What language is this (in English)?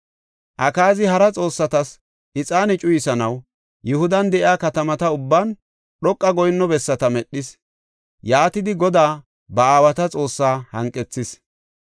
Gofa